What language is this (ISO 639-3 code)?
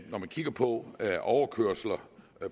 dan